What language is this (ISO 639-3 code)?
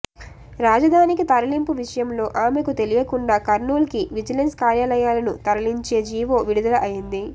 tel